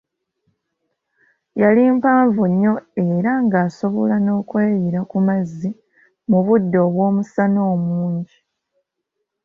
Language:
Ganda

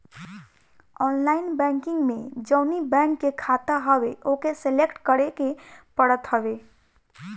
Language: Bhojpuri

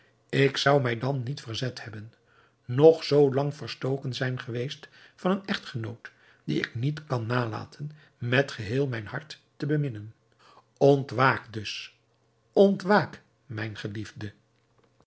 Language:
Dutch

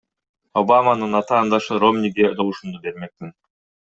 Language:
Kyrgyz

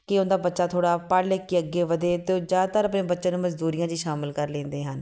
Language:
Punjabi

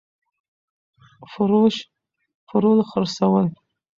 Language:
Pashto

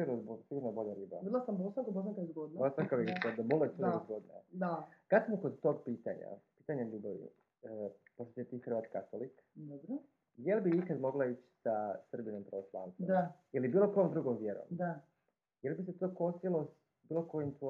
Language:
Croatian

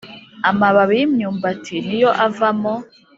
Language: Kinyarwanda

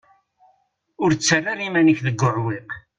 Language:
Kabyle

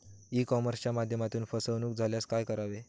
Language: Marathi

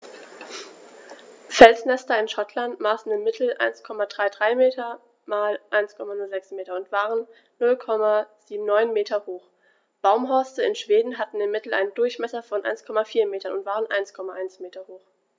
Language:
German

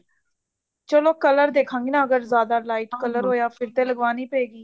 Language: Punjabi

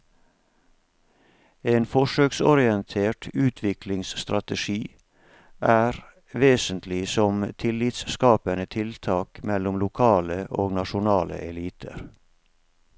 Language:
Norwegian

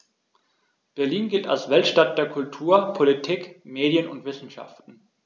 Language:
German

